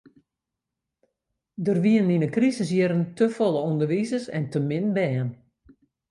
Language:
Western Frisian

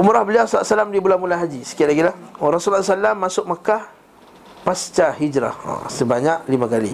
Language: Malay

